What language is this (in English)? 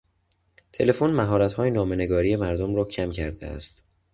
Persian